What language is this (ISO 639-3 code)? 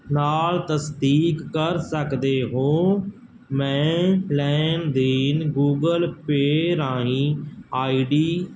pan